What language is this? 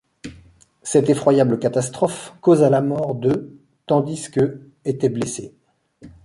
French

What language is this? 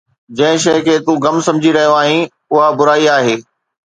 Sindhi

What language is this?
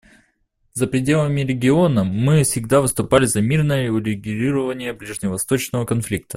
Russian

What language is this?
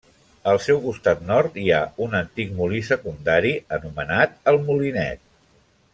Catalan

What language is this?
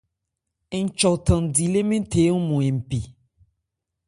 Ebrié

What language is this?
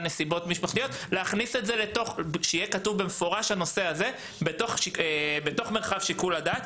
Hebrew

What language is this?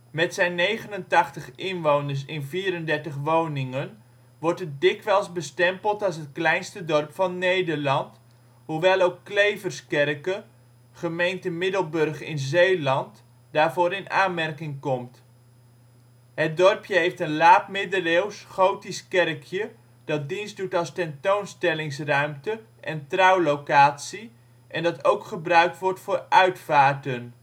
Dutch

